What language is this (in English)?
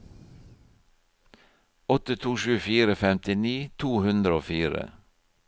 Norwegian